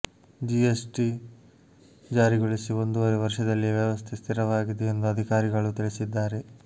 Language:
Kannada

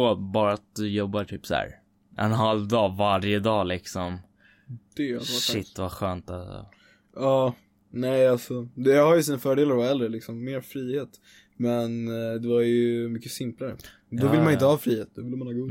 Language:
Swedish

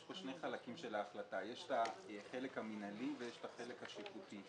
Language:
Hebrew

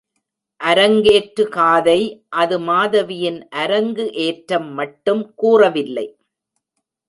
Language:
Tamil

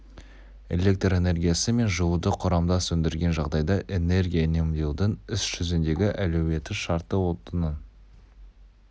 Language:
Kazakh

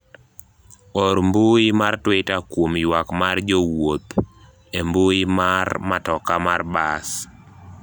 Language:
Luo (Kenya and Tanzania)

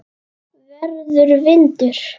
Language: Icelandic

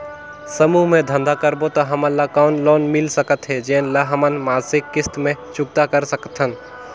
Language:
Chhattisgarhi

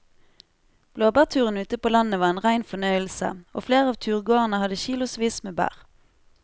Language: Norwegian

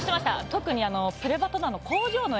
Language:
Japanese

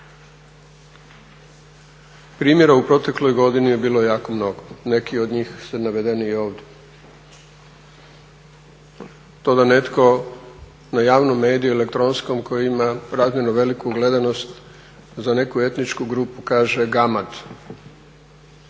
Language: Croatian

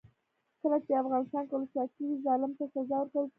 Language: Pashto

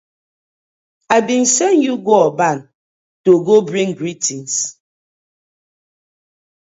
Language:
Nigerian Pidgin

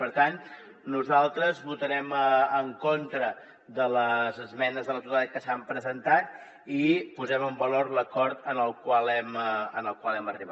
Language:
Catalan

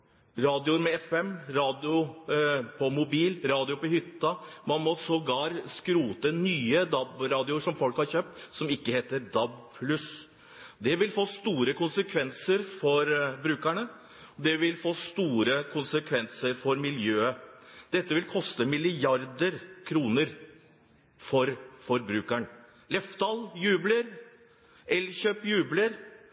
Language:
Norwegian Bokmål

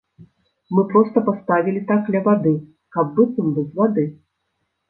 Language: Belarusian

